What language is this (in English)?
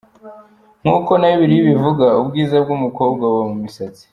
Kinyarwanda